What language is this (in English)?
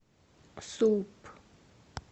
Russian